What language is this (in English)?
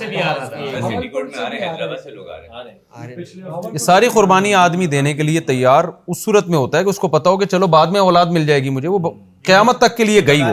Urdu